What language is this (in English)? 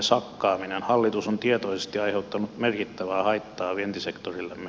Finnish